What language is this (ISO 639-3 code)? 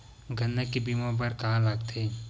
hne